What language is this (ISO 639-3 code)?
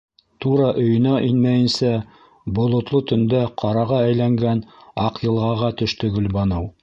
bak